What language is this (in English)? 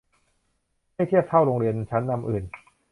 Thai